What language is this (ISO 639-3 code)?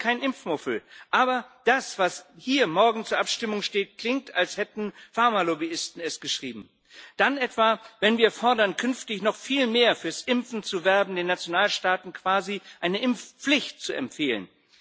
deu